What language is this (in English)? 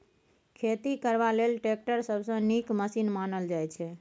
Maithili